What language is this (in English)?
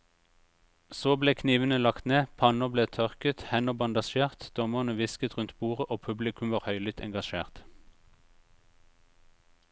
Norwegian